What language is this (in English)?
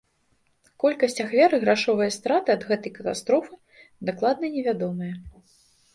Belarusian